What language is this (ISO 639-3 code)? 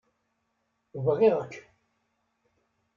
kab